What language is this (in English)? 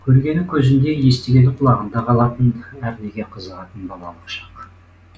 Kazakh